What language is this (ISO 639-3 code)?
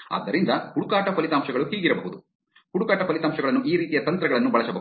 kan